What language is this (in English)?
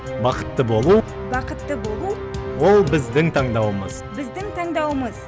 Kazakh